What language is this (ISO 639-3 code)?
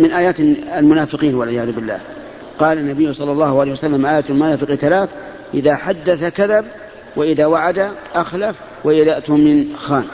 ara